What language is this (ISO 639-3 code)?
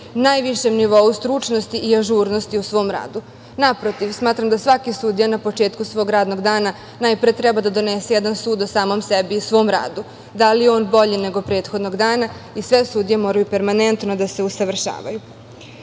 srp